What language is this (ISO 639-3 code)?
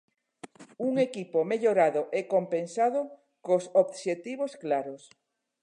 glg